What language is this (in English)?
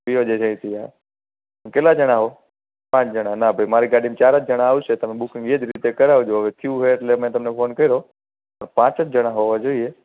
Gujarati